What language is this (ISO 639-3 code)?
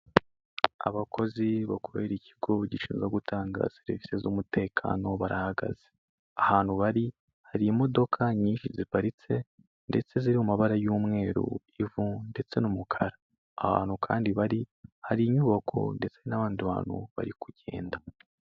kin